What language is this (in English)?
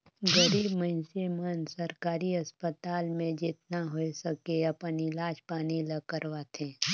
Chhattisgarhi